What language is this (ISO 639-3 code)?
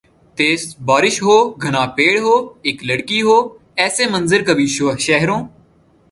urd